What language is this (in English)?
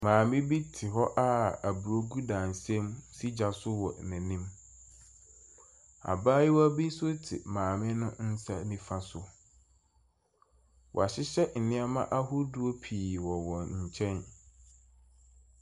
Akan